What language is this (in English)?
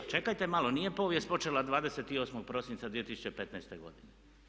Croatian